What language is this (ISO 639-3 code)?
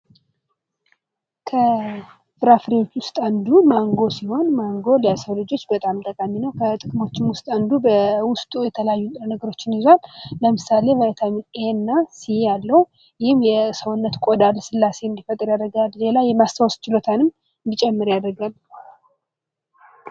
amh